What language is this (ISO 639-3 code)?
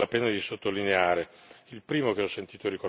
ita